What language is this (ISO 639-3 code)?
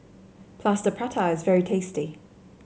eng